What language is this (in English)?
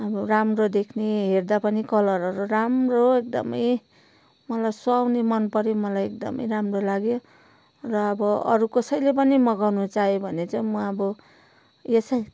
Nepali